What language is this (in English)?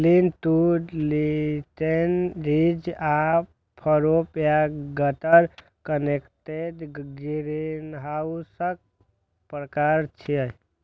Maithili